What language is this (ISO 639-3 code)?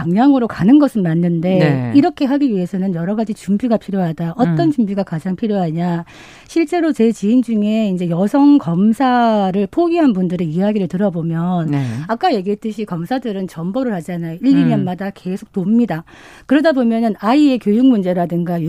kor